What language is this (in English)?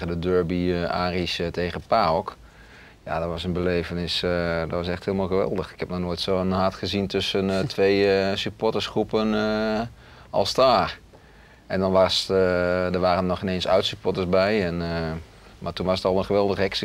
Dutch